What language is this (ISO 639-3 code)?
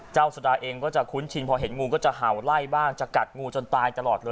tha